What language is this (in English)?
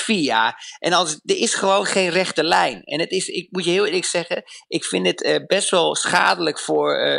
Dutch